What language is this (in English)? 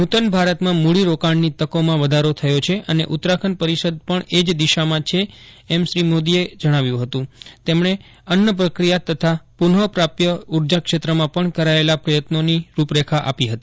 Gujarati